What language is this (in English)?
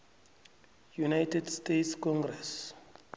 South Ndebele